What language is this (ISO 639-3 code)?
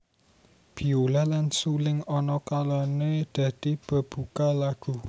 jav